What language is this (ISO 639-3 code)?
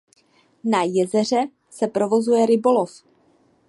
ces